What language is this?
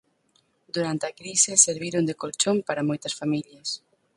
Galician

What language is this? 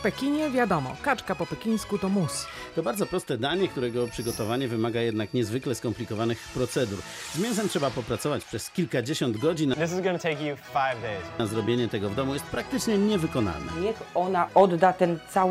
Polish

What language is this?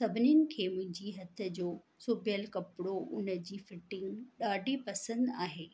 Sindhi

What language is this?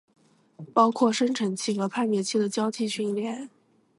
Chinese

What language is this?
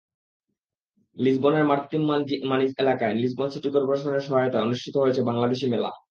Bangla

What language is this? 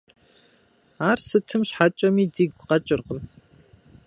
Kabardian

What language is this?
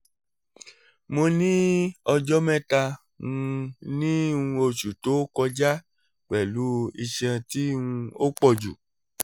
Yoruba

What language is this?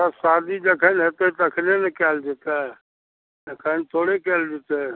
Maithili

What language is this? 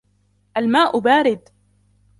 Arabic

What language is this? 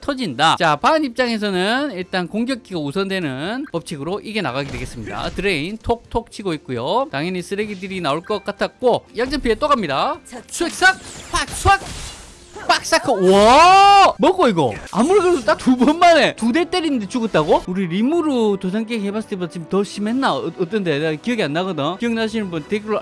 Korean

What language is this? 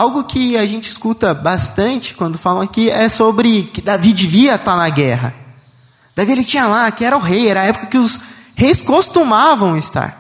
Portuguese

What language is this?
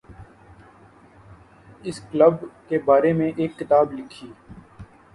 Urdu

